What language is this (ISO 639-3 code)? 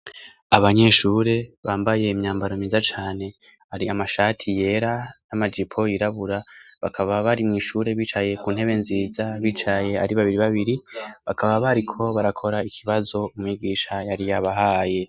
run